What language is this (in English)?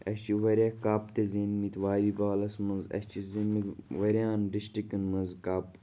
Kashmiri